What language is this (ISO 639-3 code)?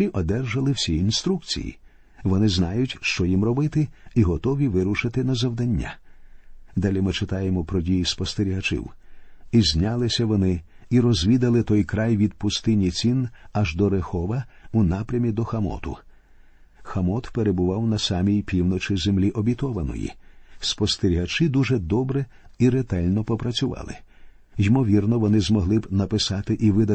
ukr